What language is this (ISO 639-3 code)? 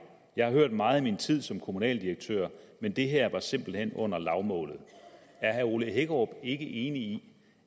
dan